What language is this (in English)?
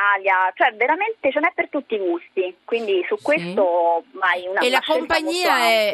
Italian